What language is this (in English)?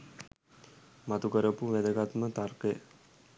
Sinhala